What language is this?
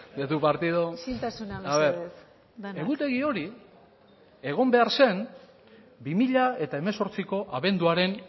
Basque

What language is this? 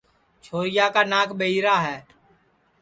Sansi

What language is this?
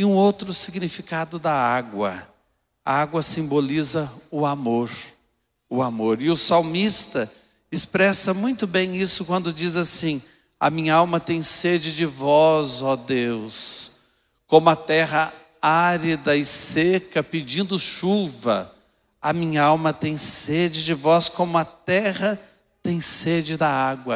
Portuguese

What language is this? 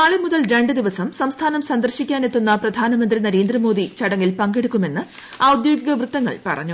Malayalam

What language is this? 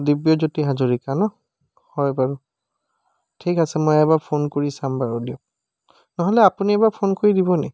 Assamese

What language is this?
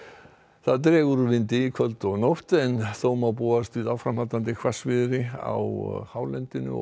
Icelandic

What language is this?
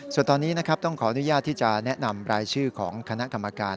Thai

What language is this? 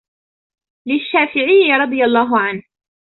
Arabic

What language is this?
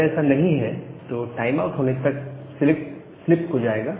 Hindi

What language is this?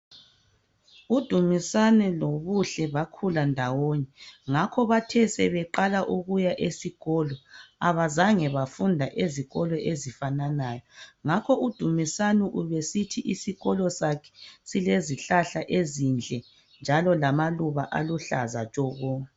North Ndebele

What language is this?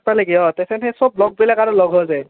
Assamese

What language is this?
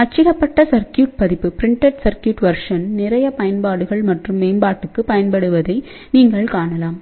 Tamil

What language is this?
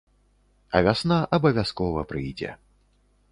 Belarusian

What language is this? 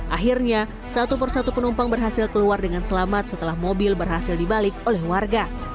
Indonesian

